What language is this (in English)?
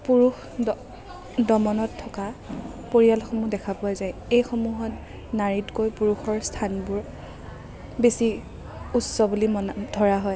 Assamese